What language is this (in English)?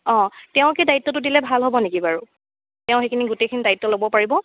Assamese